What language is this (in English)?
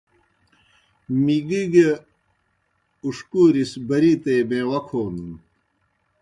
Kohistani Shina